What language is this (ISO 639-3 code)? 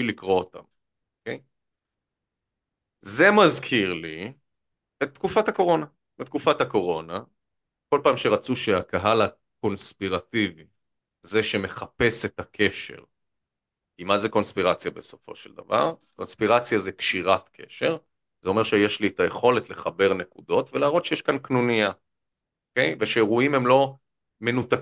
heb